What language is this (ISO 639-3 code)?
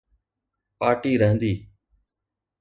snd